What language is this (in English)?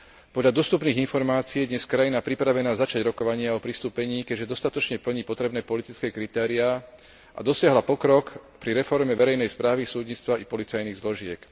Slovak